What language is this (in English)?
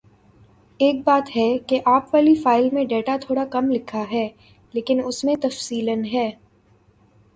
Urdu